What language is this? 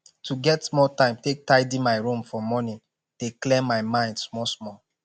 Nigerian Pidgin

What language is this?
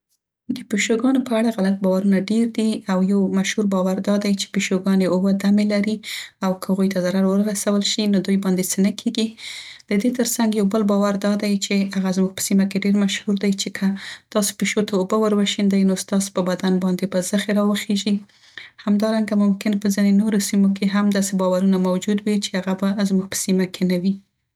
Central Pashto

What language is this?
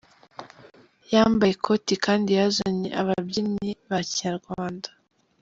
Kinyarwanda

